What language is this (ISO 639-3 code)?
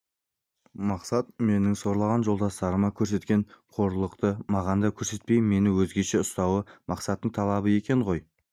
kaz